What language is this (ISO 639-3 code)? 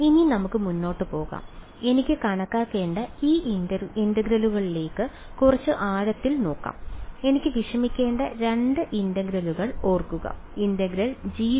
mal